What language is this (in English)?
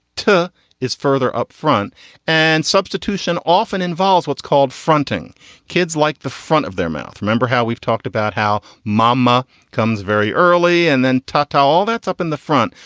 English